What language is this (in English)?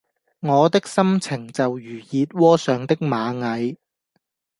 Cantonese